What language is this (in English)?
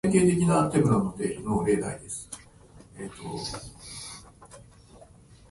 Japanese